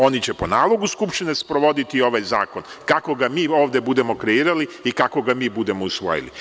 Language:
Serbian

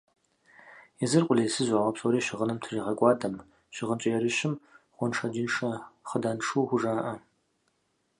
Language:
Kabardian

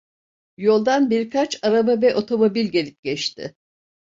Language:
Turkish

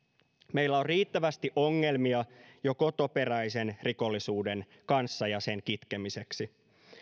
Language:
Finnish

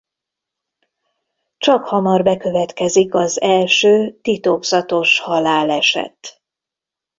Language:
Hungarian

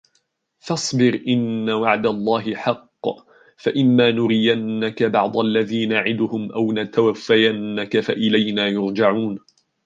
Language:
Arabic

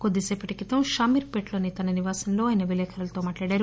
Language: Telugu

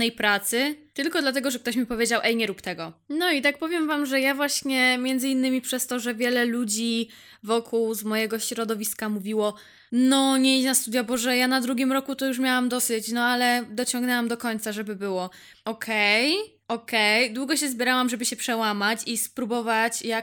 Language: Polish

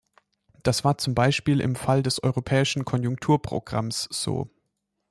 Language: German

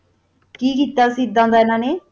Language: Punjabi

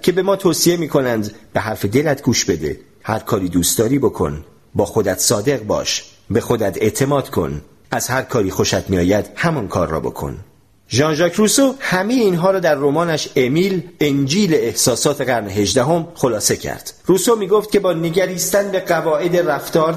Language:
Persian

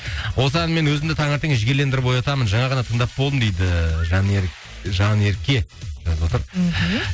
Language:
Kazakh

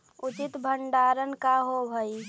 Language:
Magahi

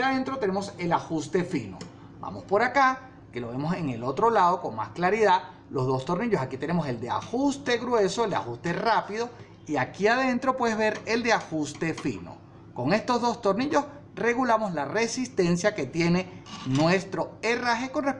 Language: Spanish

